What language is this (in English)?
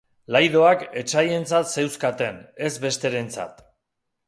Basque